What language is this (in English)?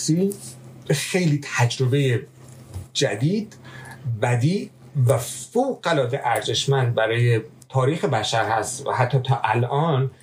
Persian